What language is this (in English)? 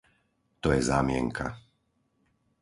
Slovak